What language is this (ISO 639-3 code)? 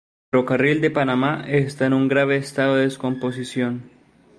spa